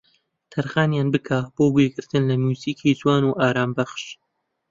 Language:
Central Kurdish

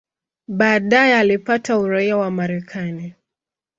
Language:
Swahili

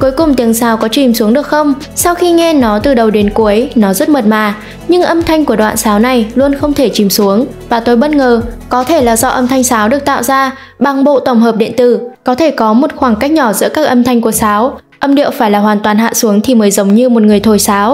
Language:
Vietnamese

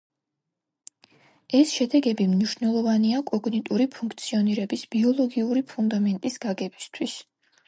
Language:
Georgian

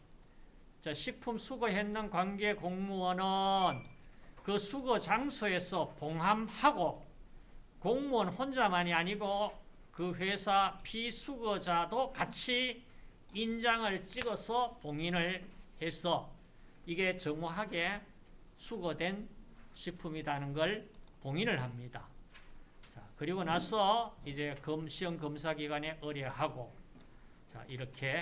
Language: Korean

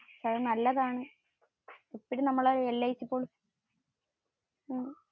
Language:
Malayalam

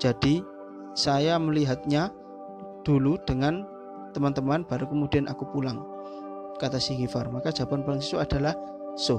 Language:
Indonesian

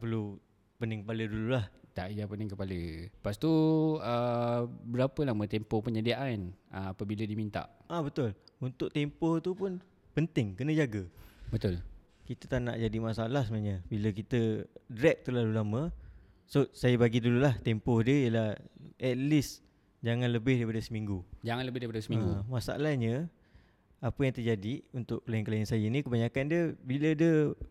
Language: Malay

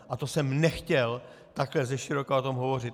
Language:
Czech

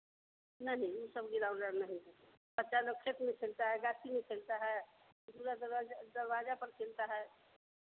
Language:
Hindi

